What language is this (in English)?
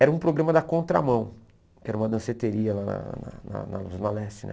Portuguese